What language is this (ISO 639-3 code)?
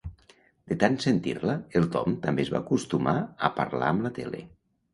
cat